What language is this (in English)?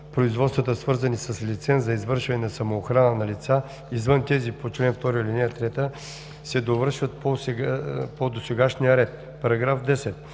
Bulgarian